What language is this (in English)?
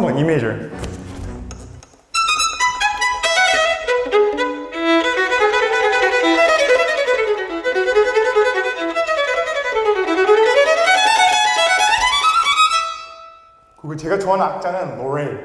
Korean